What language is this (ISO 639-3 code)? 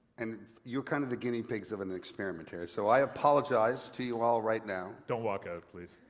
eng